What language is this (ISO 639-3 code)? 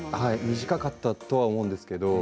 jpn